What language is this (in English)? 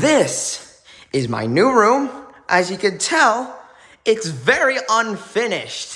English